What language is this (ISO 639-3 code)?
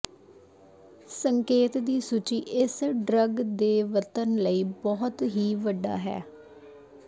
pan